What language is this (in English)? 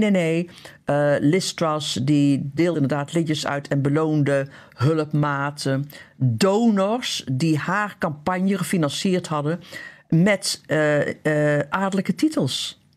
Dutch